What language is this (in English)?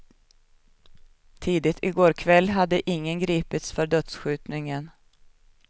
Swedish